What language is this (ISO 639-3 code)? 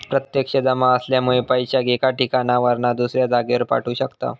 mar